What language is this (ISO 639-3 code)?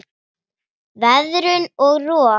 isl